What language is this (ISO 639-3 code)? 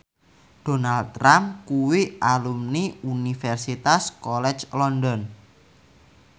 jav